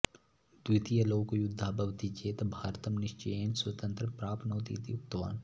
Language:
Sanskrit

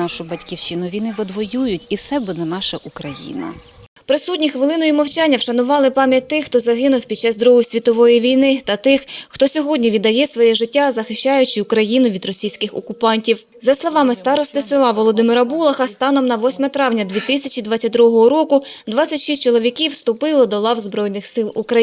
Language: Ukrainian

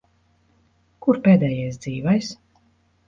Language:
Latvian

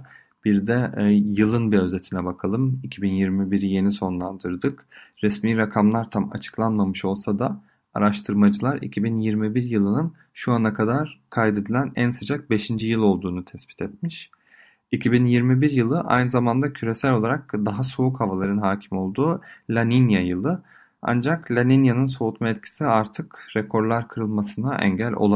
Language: Turkish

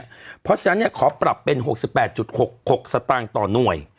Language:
Thai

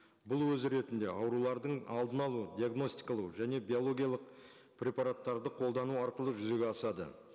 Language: Kazakh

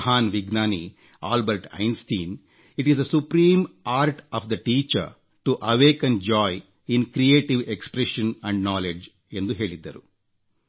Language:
Kannada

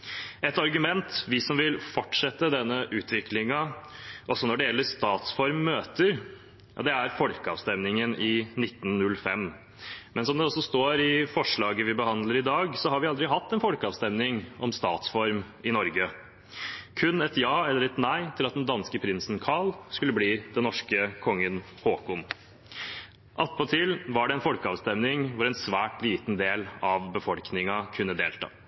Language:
Norwegian Bokmål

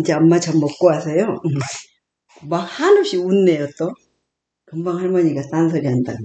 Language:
Korean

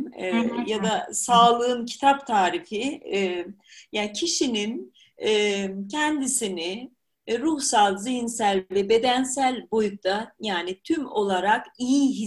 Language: Turkish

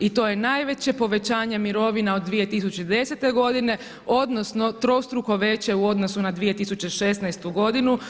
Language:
Croatian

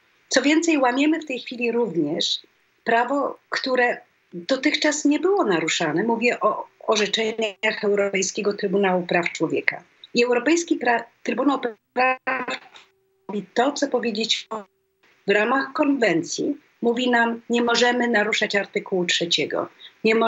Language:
Polish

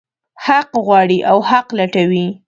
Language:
Pashto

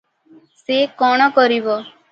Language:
Odia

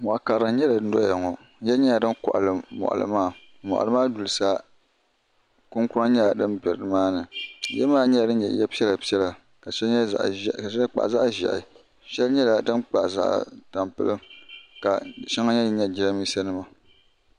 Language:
Dagbani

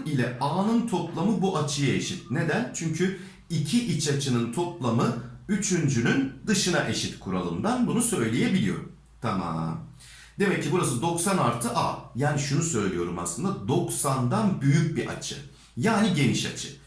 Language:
Turkish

